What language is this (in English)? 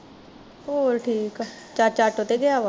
Punjabi